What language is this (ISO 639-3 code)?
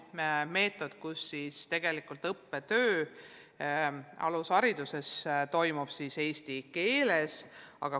est